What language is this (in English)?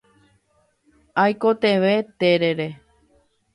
Guarani